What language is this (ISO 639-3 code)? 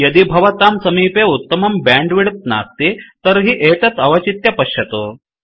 san